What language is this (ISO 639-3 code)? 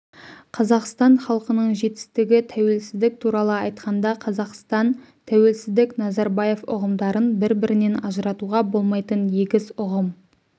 kaz